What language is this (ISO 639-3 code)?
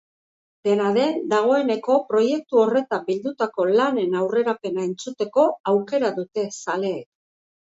eus